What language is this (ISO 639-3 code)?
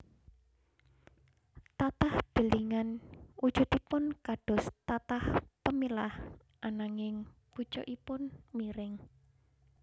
jav